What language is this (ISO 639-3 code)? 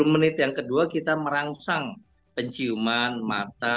ind